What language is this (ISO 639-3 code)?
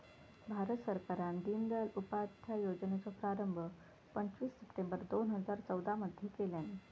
mar